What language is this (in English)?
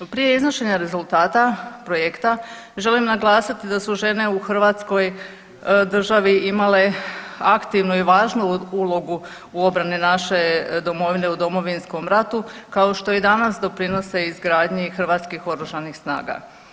Croatian